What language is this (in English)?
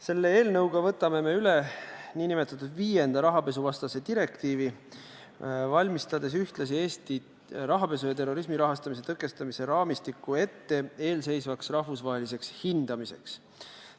Estonian